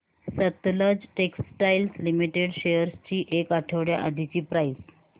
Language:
Marathi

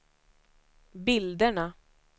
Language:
Swedish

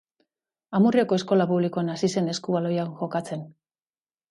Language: Basque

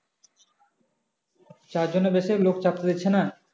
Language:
Bangla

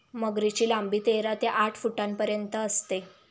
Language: Marathi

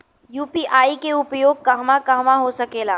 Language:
Bhojpuri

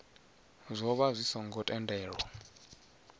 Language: Venda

